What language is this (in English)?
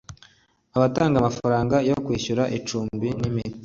Kinyarwanda